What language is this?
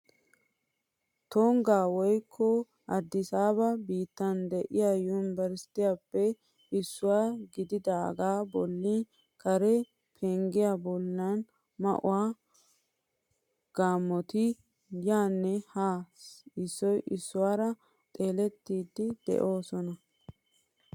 Wolaytta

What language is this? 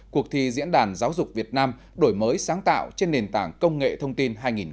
Vietnamese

